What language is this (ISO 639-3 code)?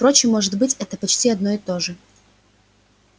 rus